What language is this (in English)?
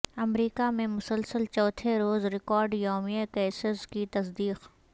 Urdu